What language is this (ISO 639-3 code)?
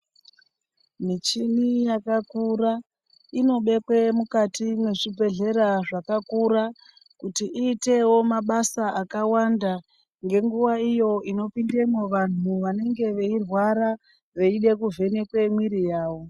ndc